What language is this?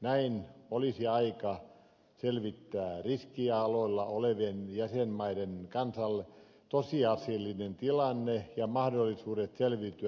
Finnish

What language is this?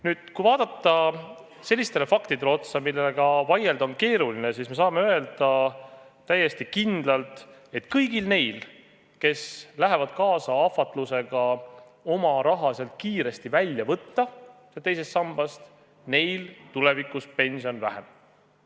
Estonian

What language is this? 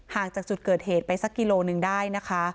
Thai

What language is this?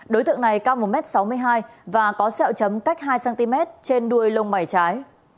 Vietnamese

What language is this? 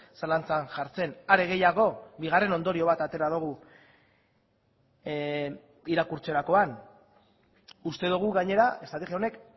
Basque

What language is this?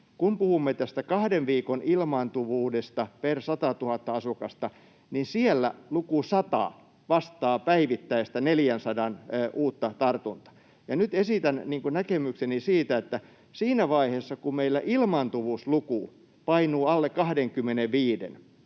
Finnish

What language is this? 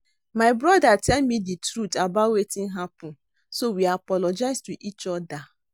Nigerian Pidgin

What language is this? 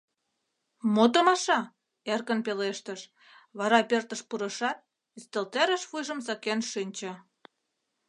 Mari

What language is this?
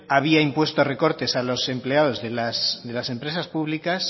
Spanish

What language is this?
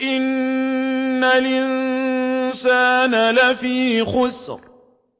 Arabic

